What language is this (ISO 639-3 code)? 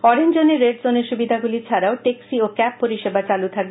ben